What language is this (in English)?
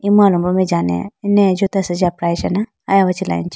Idu-Mishmi